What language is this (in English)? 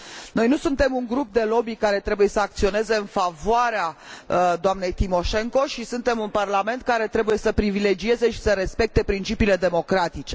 Romanian